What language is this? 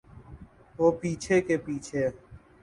Urdu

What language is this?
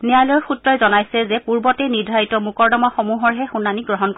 Assamese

